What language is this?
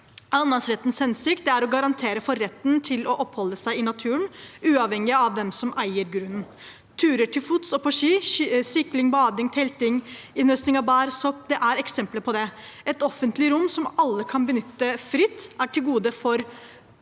Norwegian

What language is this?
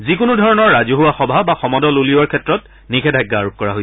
Assamese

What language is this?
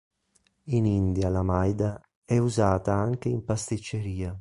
Italian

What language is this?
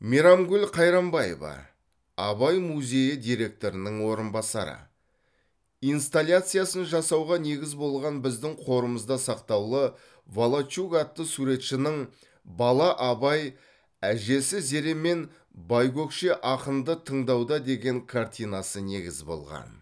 Kazakh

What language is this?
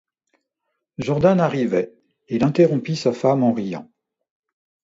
French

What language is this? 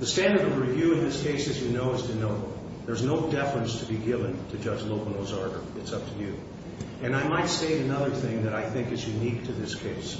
English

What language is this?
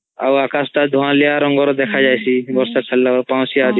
Odia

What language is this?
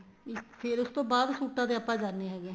Punjabi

